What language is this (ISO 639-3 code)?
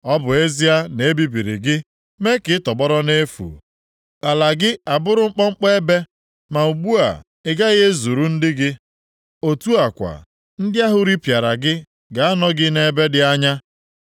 ibo